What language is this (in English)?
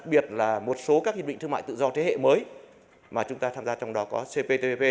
Vietnamese